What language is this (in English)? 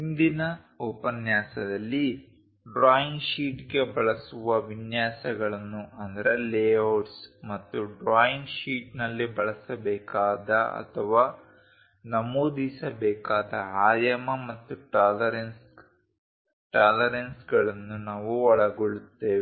Kannada